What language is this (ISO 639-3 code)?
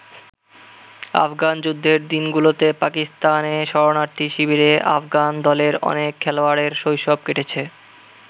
ben